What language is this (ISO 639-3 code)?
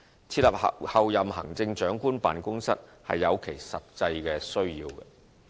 yue